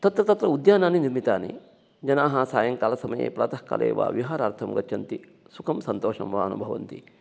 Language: Sanskrit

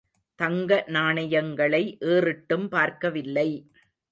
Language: Tamil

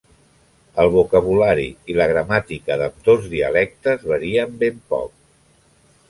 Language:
Catalan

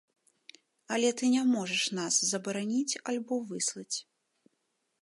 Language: Belarusian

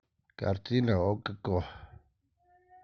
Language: Russian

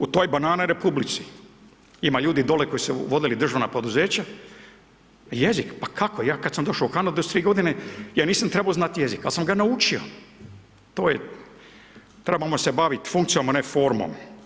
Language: Croatian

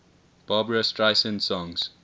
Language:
English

